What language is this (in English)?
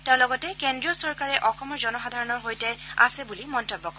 Assamese